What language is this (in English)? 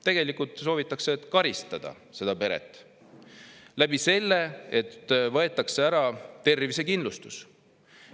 Estonian